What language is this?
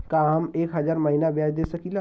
Bhojpuri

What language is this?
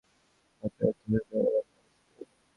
Bangla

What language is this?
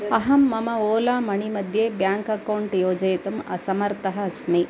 Sanskrit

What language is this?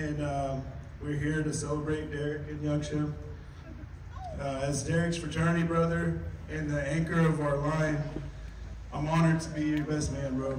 English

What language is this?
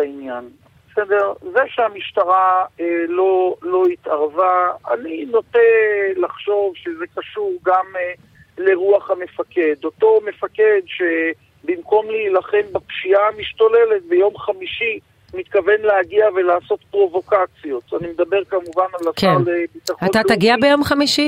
Hebrew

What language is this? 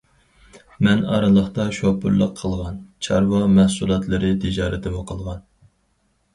Uyghur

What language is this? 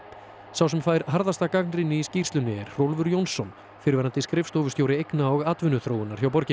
Icelandic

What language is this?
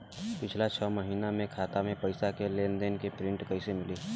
Bhojpuri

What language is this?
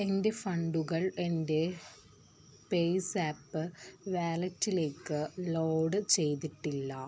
Malayalam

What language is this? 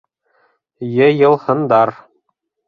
Bashkir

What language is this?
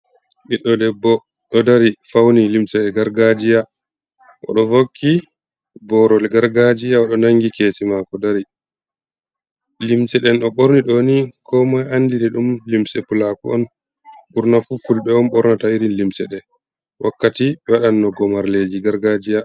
Fula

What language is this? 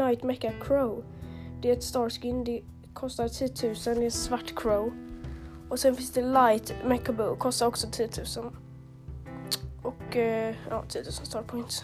Swedish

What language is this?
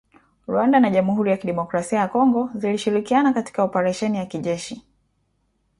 Swahili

